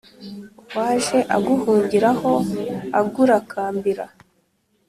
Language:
Kinyarwanda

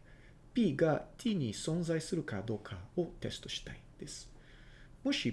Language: Japanese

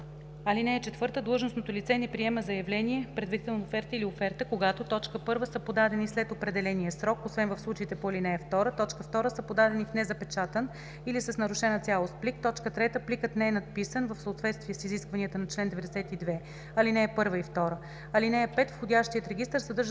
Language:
Bulgarian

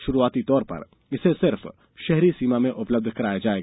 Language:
Hindi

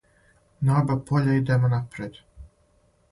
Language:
Serbian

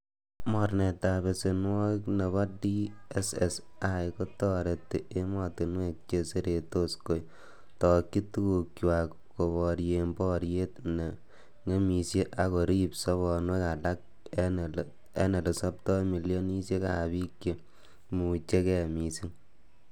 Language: Kalenjin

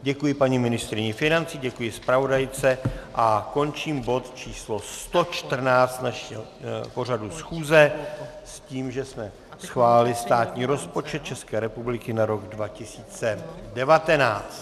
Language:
Czech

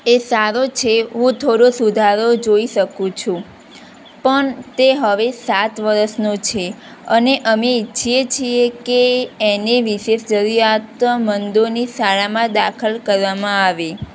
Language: Gujarati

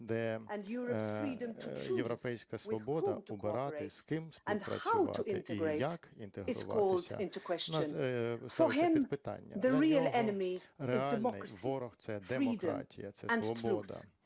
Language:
Ukrainian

